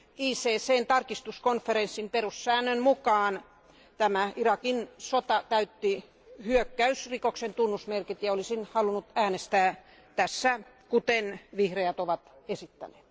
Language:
Finnish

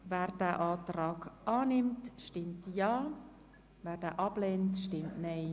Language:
Swiss German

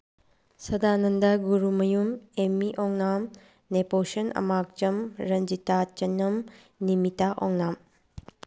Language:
Manipuri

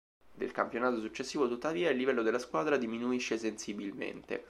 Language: Italian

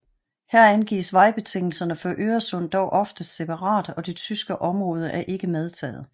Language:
Danish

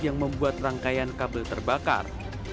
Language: Indonesian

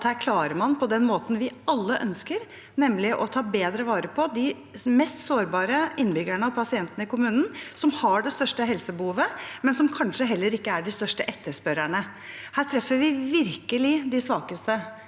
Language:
Norwegian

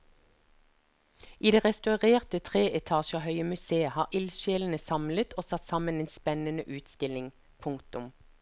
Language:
Norwegian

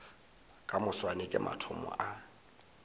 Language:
Northern Sotho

